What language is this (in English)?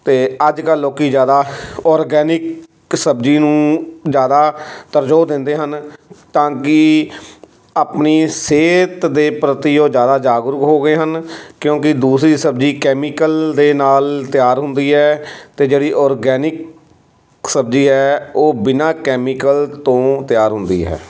Punjabi